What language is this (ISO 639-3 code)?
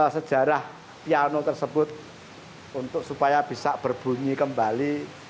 ind